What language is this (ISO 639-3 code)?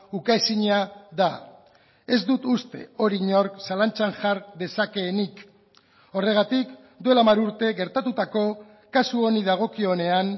eus